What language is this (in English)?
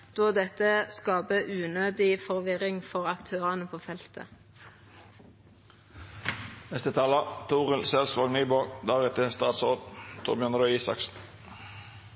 Norwegian Nynorsk